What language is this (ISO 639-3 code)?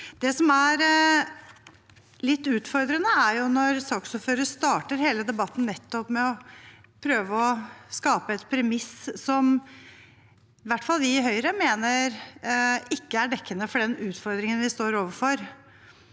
nor